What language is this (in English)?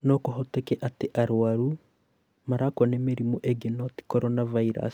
Kikuyu